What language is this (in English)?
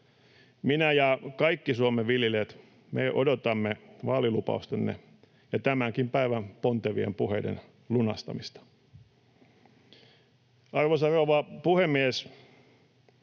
Finnish